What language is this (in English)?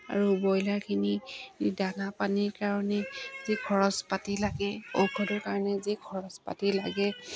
Assamese